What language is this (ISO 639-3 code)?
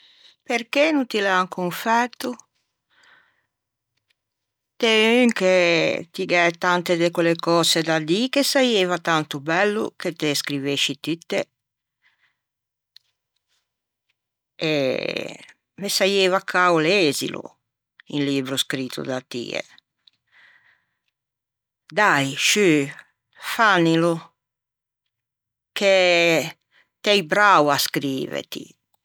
lij